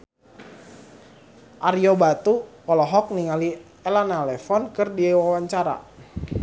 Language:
Sundanese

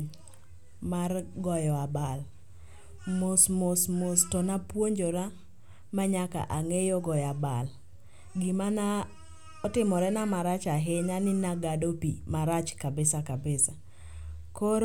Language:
Luo (Kenya and Tanzania)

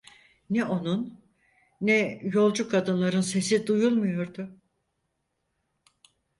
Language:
Turkish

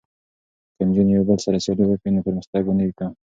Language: Pashto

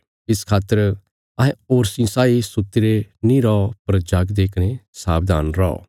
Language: Bilaspuri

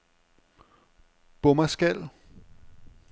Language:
Danish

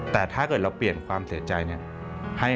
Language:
Thai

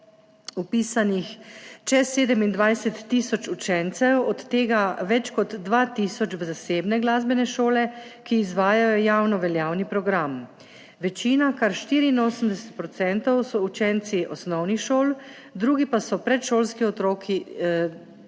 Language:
Slovenian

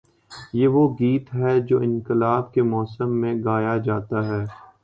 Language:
Urdu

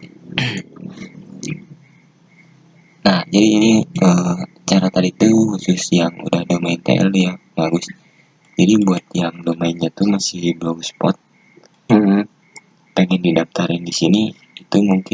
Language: Indonesian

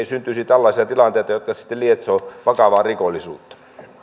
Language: Finnish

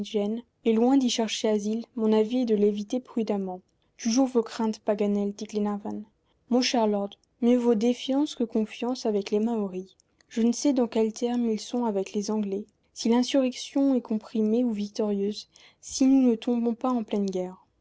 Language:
French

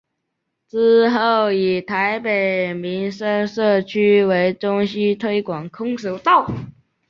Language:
Chinese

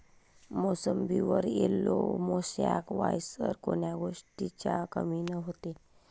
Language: Marathi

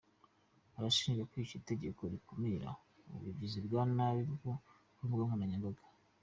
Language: Kinyarwanda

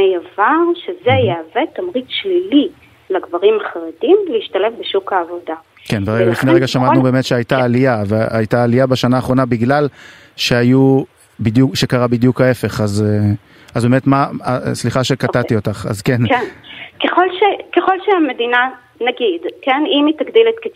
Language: Hebrew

